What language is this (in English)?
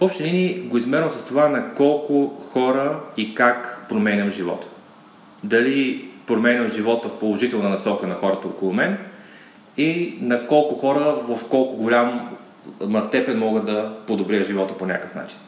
Bulgarian